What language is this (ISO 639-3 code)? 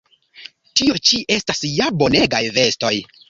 epo